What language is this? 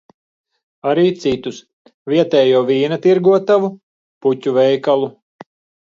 Latvian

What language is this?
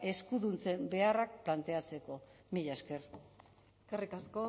Basque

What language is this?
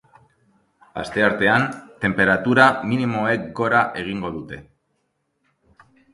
Basque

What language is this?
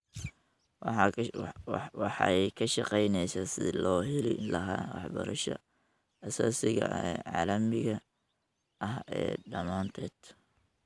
Somali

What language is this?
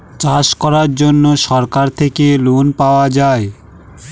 Bangla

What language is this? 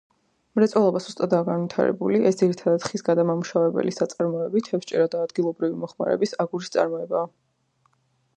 Georgian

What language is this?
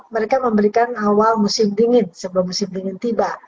Indonesian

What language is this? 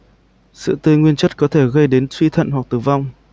Vietnamese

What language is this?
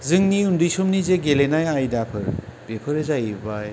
Bodo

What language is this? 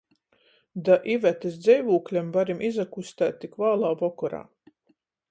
Latgalian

